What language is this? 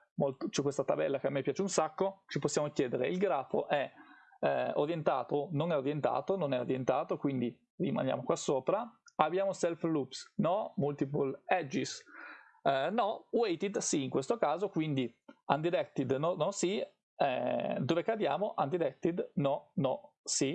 Italian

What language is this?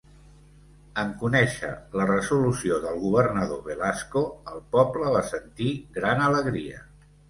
Catalan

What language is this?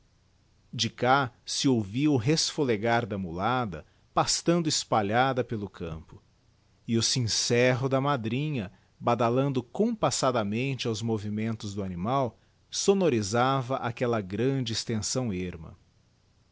Portuguese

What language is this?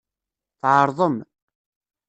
Kabyle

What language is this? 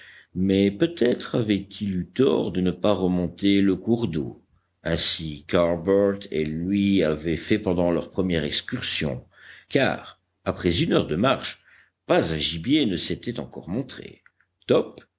French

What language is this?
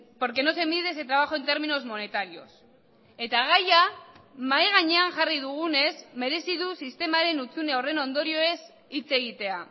Basque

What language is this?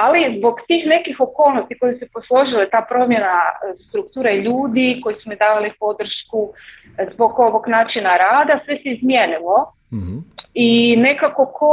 Croatian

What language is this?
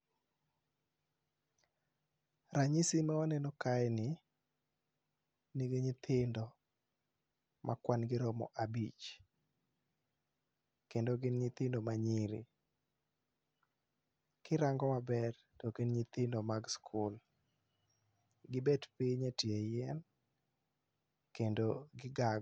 Luo (Kenya and Tanzania)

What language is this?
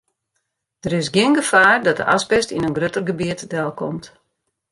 Western Frisian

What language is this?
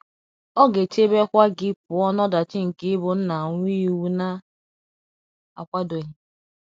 Igbo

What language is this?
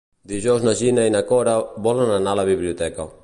Catalan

